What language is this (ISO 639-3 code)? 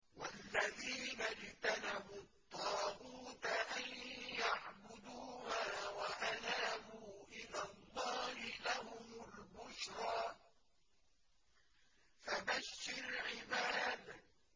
ara